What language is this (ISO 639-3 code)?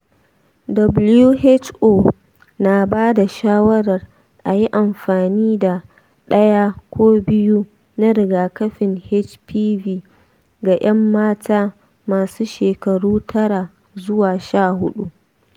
hau